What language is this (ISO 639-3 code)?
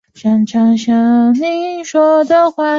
zho